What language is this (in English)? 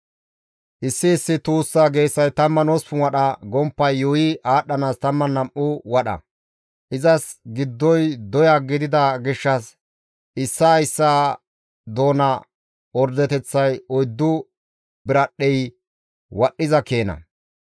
Gamo